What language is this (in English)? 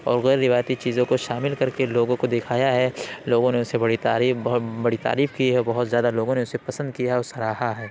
Urdu